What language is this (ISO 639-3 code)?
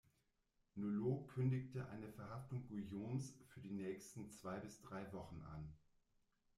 deu